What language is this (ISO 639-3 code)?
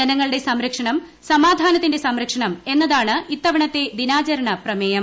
mal